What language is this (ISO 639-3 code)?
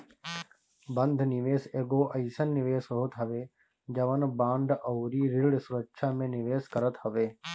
bho